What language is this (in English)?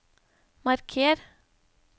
Norwegian